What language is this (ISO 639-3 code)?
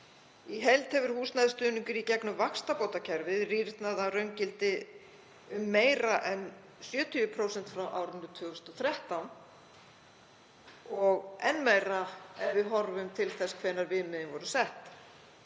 isl